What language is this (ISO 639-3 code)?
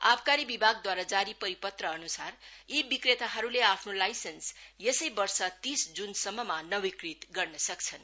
nep